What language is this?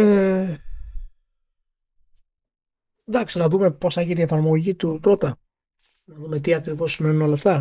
Greek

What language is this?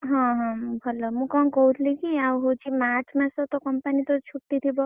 Odia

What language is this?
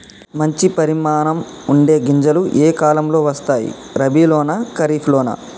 Telugu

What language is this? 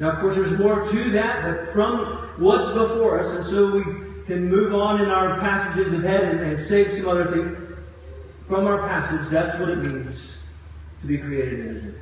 English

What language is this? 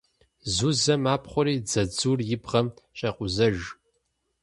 Kabardian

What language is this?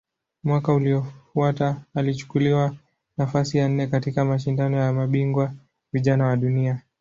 Swahili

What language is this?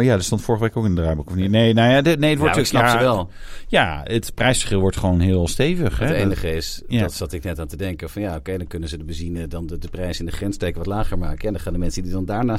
Dutch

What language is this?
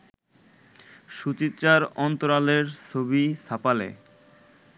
Bangla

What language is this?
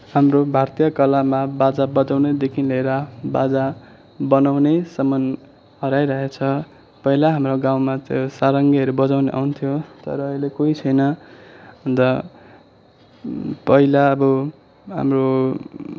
Nepali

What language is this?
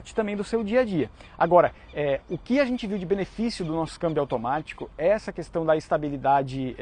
Portuguese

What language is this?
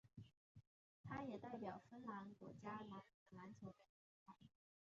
Chinese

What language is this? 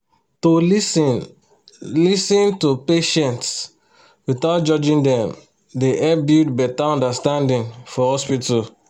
Nigerian Pidgin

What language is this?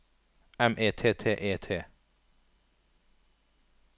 Norwegian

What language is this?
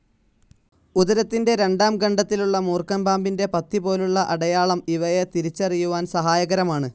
Malayalam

